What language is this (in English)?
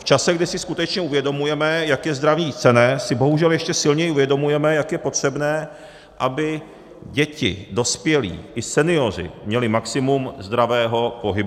Czech